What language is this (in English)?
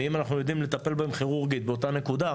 Hebrew